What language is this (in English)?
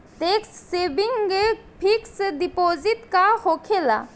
Bhojpuri